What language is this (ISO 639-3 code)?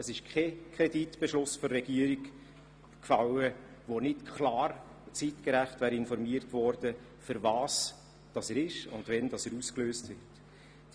gsw